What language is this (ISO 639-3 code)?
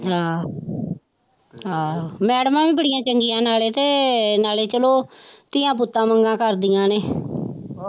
pan